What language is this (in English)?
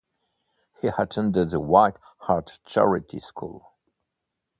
English